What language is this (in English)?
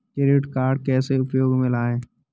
Hindi